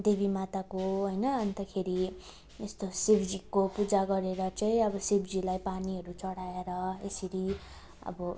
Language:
Nepali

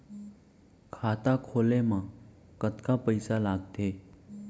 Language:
Chhattisgarhi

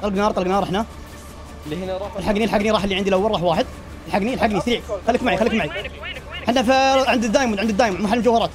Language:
Arabic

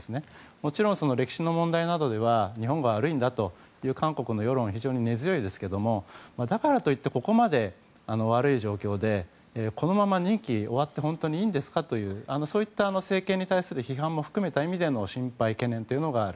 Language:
Japanese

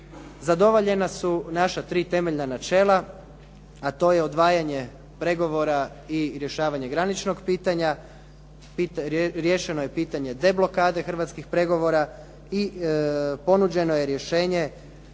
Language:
Croatian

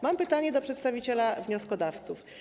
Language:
Polish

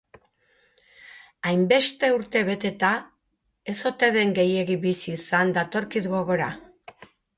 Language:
Basque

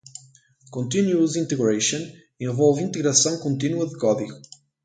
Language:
Portuguese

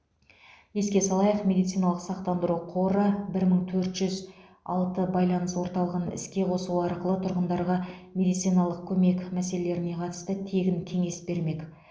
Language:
Kazakh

